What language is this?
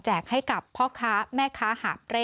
Thai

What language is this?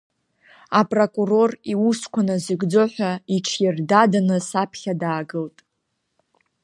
Abkhazian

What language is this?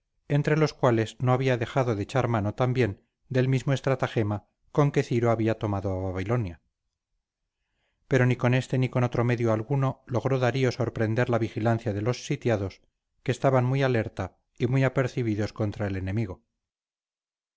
Spanish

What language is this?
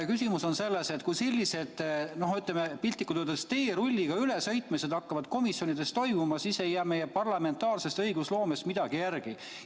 Estonian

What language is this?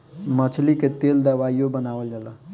Bhojpuri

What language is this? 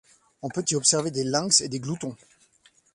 French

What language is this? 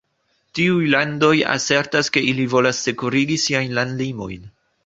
Esperanto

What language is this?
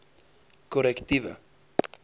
Afrikaans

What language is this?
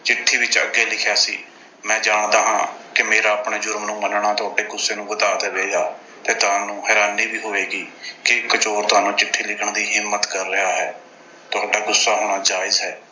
Punjabi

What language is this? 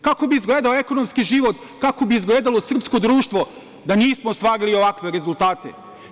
Serbian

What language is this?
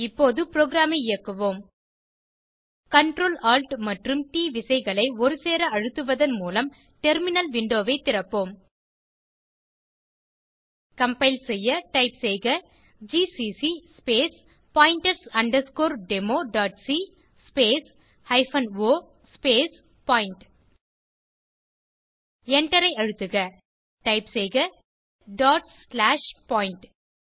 Tamil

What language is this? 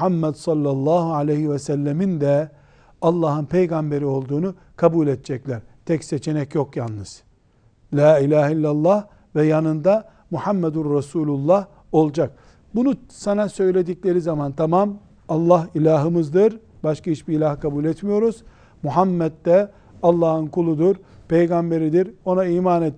Turkish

